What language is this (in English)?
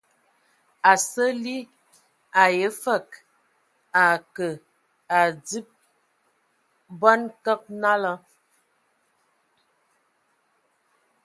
Ewondo